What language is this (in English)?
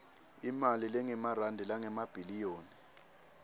Swati